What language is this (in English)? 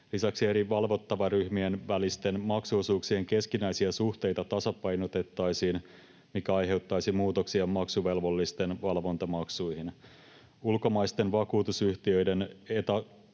Finnish